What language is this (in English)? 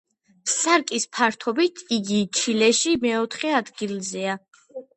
Georgian